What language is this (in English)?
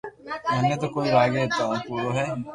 Loarki